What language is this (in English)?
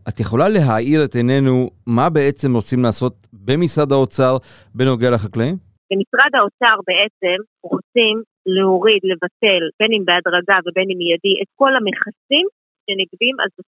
Hebrew